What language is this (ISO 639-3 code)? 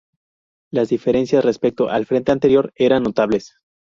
spa